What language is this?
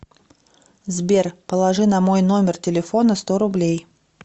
Russian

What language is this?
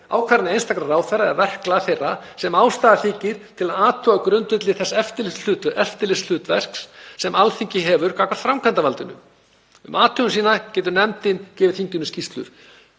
Icelandic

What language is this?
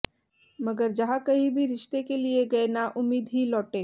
Hindi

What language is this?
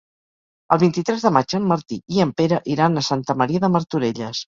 Catalan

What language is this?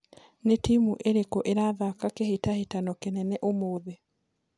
Kikuyu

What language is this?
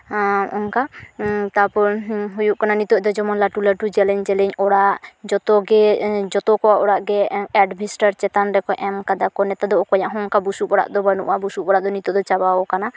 Santali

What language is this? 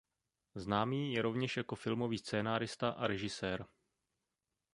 Czech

